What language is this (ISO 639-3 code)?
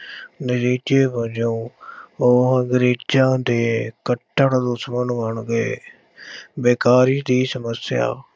pan